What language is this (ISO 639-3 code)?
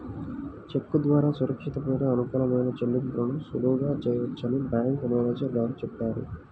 tel